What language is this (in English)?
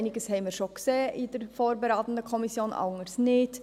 Swiss German